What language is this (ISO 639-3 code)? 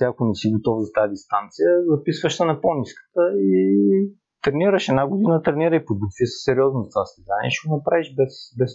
bul